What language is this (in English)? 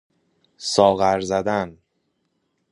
Persian